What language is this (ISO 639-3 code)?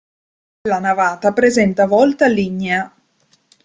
ita